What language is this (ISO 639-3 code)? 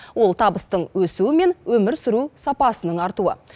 kaz